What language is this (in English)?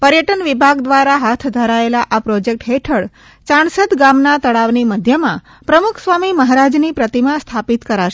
Gujarati